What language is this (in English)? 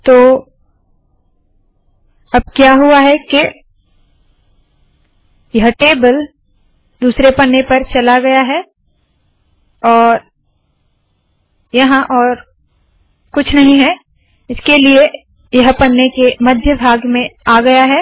Hindi